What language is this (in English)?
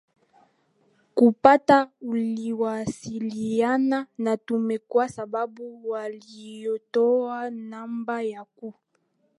Swahili